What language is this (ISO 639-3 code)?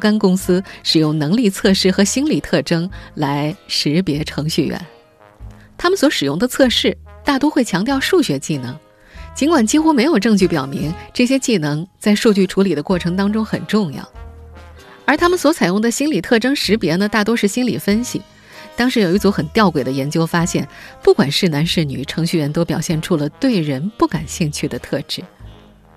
zho